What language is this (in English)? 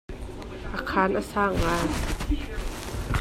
Hakha Chin